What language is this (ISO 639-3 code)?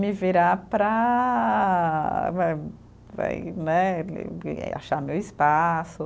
por